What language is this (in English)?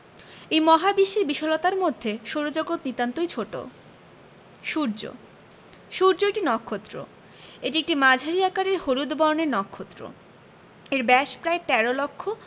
Bangla